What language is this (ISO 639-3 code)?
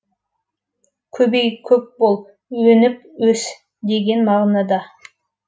kaz